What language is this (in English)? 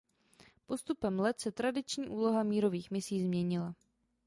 Czech